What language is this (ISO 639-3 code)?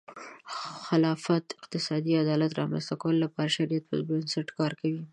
pus